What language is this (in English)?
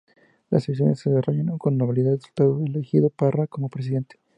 Spanish